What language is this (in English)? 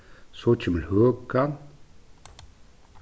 Faroese